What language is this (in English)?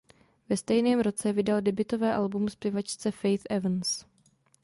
Czech